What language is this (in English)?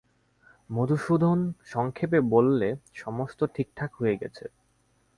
Bangla